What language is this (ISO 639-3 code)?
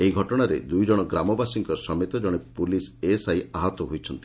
ori